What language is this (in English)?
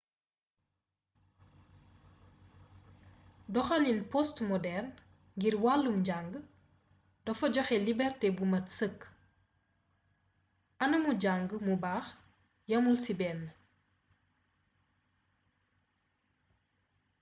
Wolof